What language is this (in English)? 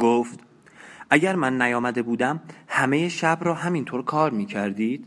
Persian